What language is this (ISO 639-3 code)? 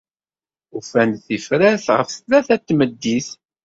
kab